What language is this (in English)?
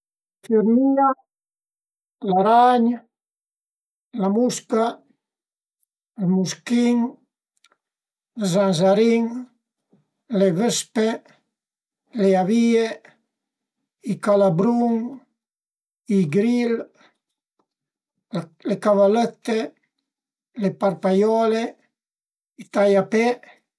Piedmontese